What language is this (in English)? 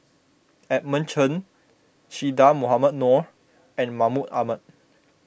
English